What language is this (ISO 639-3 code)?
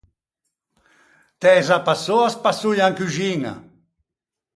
lij